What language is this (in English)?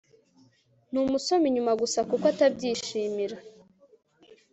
Kinyarwanda